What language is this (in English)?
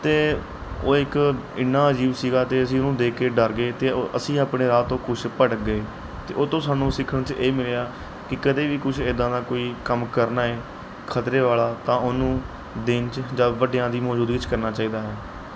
Punjabi